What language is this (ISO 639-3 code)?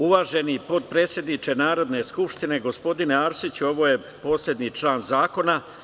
srp